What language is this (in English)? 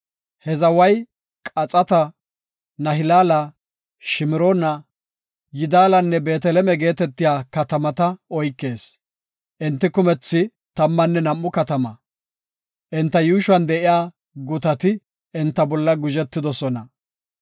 Gofa